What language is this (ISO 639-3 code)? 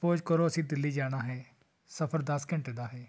pan